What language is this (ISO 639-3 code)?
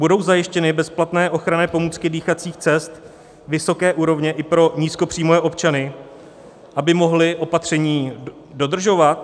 ces